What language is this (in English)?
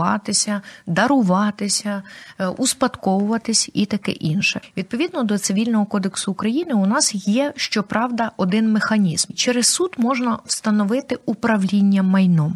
Ukrainian